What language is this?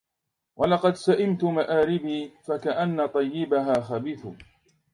Arabic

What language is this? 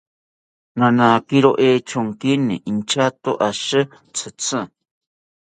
South Ucayali Ashéninka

